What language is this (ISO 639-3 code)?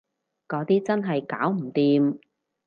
yue